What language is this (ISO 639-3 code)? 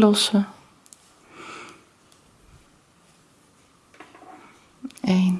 nld